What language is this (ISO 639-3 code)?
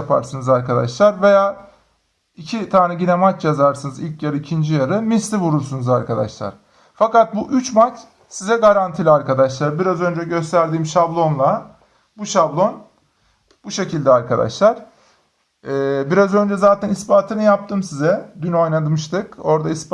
tur